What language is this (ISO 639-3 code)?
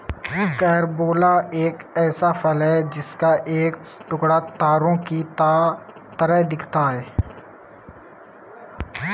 hin